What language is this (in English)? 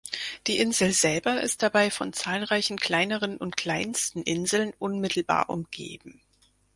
German